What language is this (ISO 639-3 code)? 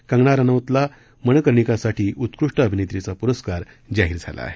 mar